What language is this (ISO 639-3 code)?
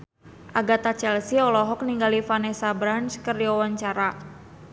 sun